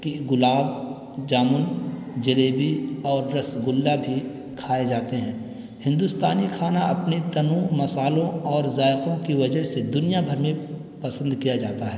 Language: Urdu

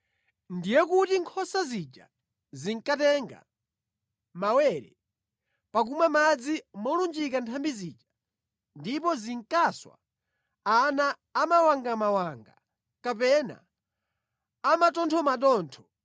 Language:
Nyanja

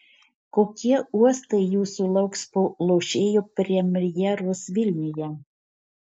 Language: Lithuanian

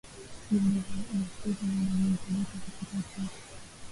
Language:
Swahili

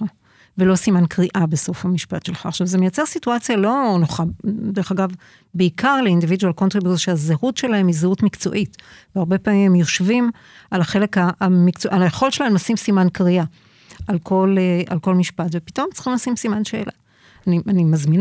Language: Hebrew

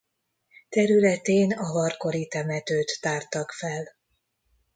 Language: Hungarian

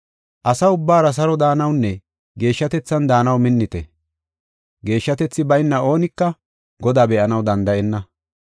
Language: Gofa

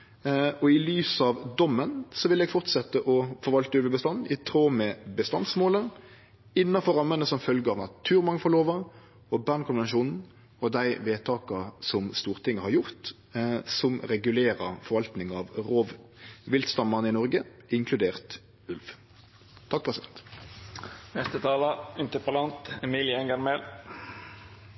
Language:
Norwegian Nynorsk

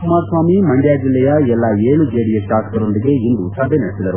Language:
Kannada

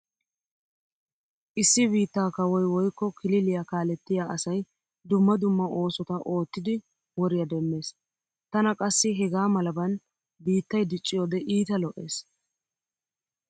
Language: Wolaytta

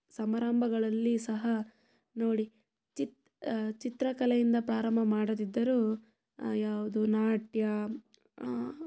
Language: Kannada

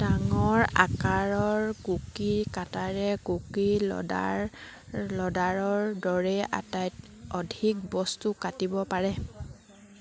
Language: Assamese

